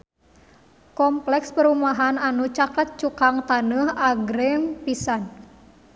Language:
Sundanese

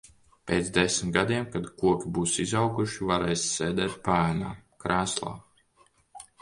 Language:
Latvian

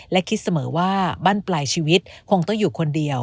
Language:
Thai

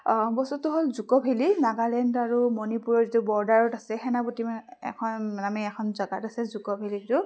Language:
Assamese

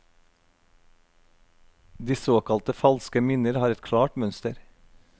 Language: Norwegian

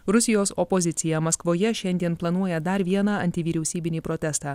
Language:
Lithuanian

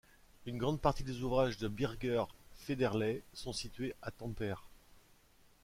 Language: French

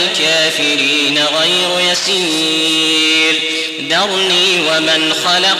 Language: Arabic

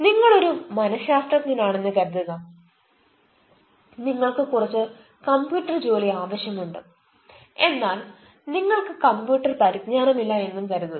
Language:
Malayalam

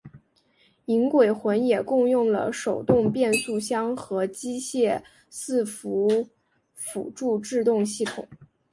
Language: Chinese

